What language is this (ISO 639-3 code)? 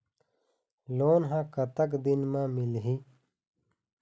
hne